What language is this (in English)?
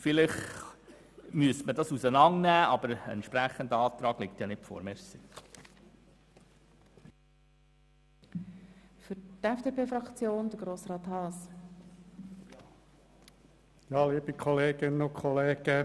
Swiss German